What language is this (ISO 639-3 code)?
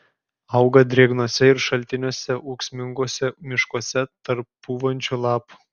lit